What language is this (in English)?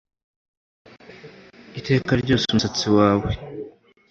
Kinyarwanda